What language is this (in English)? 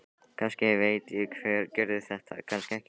Icelandic